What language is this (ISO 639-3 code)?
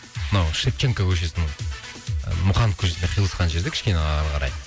kaz